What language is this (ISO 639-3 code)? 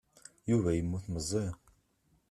kab